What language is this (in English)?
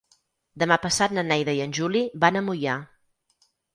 Catalan